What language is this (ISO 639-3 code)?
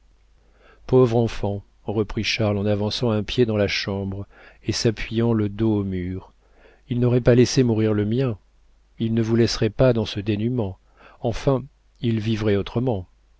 fra